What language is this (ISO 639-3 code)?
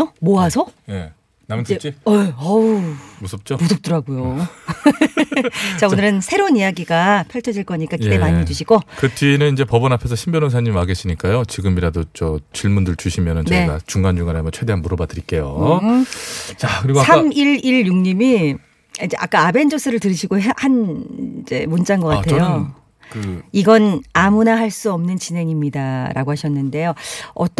kor